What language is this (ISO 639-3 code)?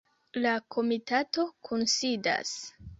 epo